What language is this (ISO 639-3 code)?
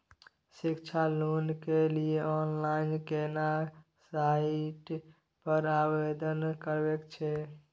mai